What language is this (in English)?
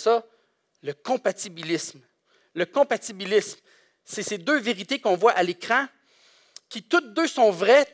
French